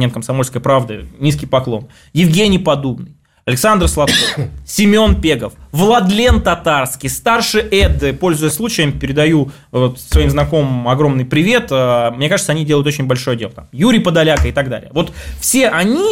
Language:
Russian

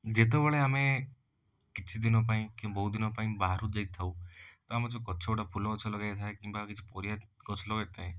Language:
Odia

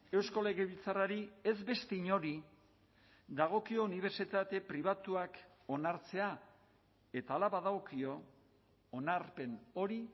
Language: Basque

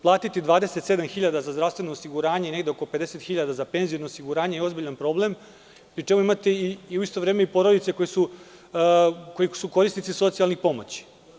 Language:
Serbian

